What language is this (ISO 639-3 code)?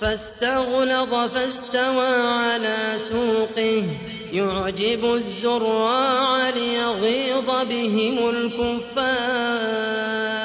ara